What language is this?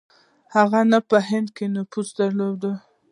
Pashto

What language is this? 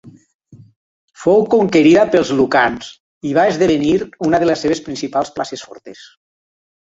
Catalan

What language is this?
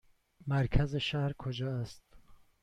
Persian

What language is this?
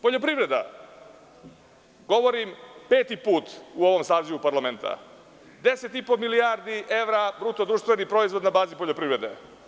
Serbian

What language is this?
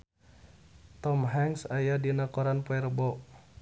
Sundanese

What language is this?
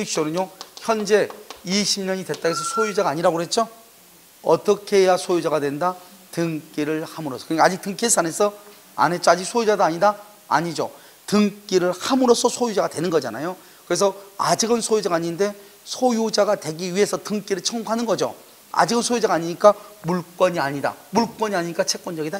Korean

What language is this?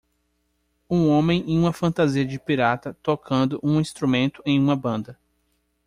Portuguese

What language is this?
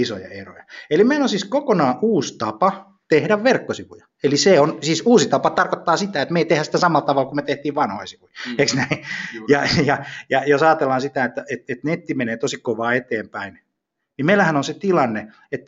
Finnish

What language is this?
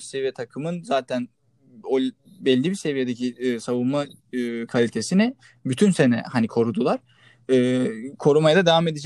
Turkish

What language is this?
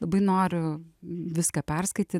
Lithuanian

